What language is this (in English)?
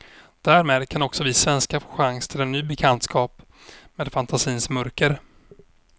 Swedish